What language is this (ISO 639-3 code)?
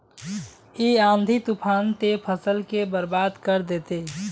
mag